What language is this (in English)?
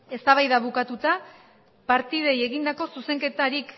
Basque